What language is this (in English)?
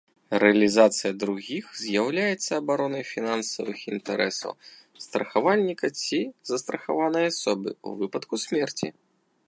Belarusian